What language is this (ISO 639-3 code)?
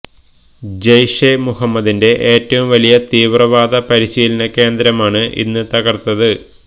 mal